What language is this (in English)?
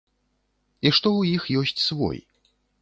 Belarusian